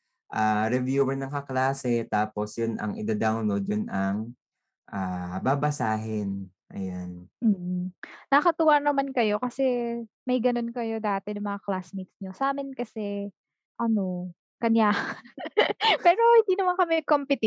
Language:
Filipino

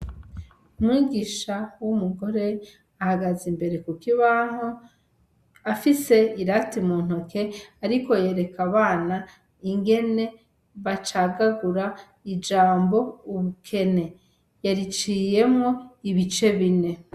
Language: Rundi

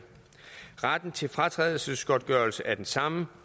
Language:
Danish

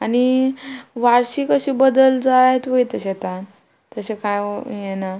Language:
Konkani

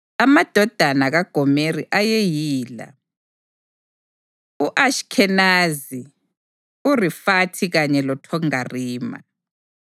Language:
North Ndebele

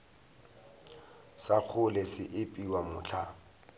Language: Northern Sotho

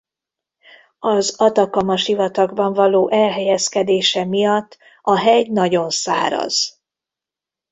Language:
Hungarian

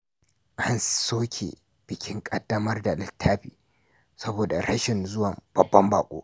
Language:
Hausa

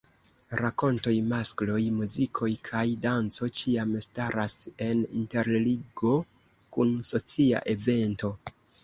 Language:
Esperanto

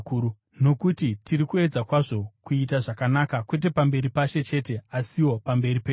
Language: Shona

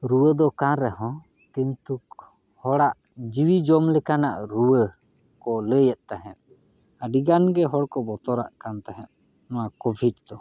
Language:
Santali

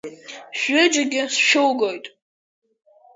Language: Abkhazian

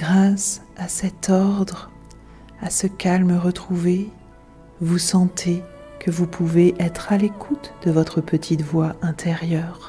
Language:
French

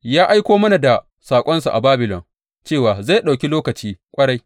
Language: Hausa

